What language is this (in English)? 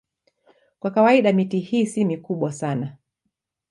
Swahili